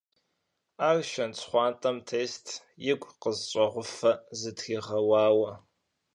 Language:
Kabardian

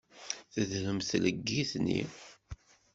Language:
Kabyle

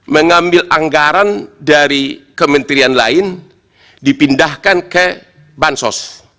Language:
Indonesian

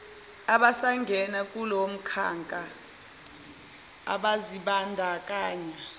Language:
Zulu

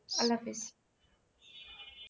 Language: Bangla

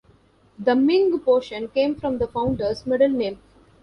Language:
English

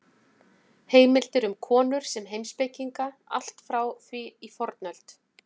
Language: Icelandic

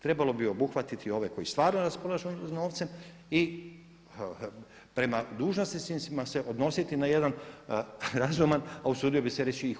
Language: Croatian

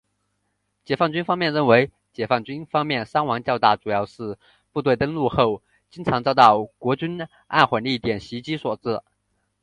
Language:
Chinese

